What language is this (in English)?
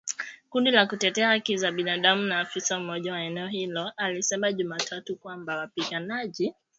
Swahili